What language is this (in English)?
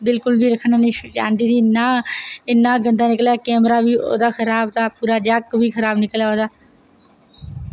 Dogri